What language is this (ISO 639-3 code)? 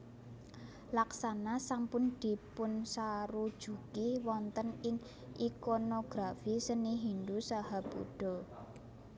jav